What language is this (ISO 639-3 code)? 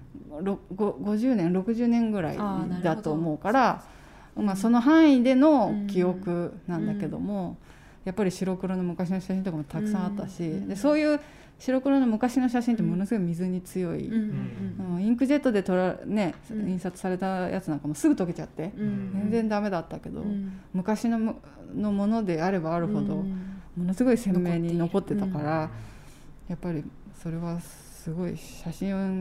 jpn